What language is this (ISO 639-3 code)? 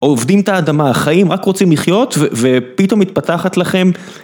heb